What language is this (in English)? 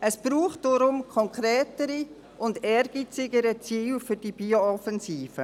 Swiss German